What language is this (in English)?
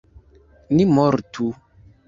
Esperanto